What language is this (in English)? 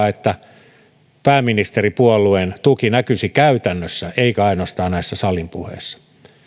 Finnish